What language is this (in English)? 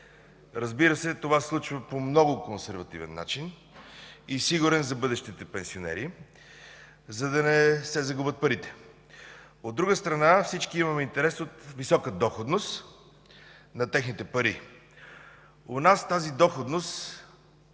Bulgarian